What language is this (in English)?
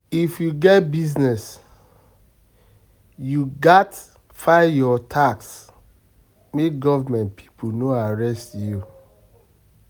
Nigerian Pidgin